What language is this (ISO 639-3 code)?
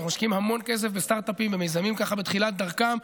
heb